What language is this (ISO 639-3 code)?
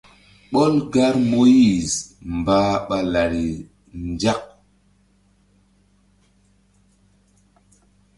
mdd